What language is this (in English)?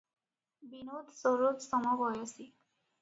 Odia